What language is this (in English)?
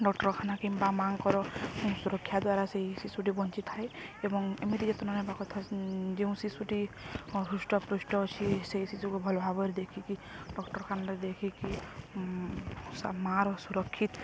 Odia